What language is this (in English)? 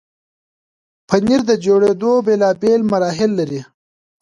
Pashto